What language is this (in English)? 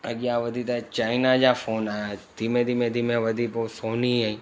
Sindhi